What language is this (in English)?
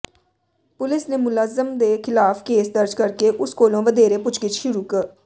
Punjabi